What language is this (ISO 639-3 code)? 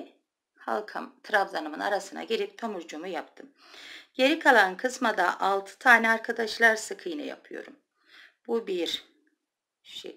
tur